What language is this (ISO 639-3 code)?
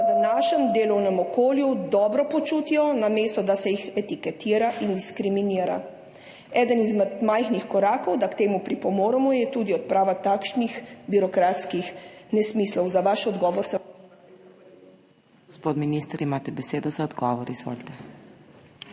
slv